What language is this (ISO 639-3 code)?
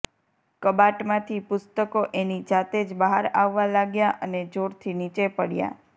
guj